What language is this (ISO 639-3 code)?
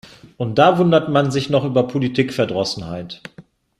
deu